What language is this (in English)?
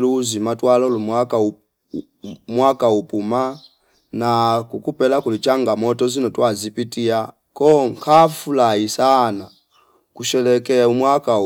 Fipa